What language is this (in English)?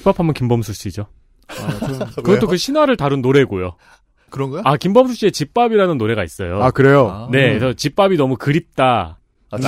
Korean